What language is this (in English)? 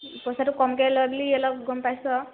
Assamese